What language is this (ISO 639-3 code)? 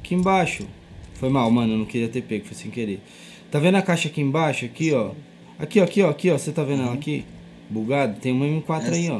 por